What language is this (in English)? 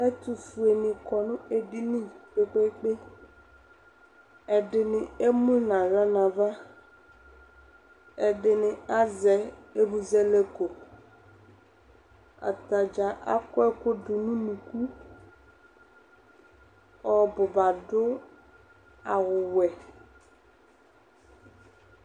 Ikposo